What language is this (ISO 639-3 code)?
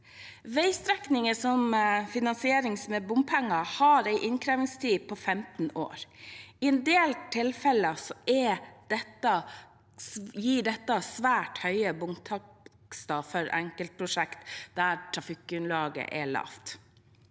nor